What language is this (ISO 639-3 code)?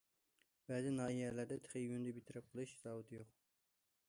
uig